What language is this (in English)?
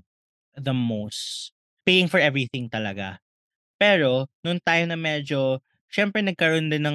Filipino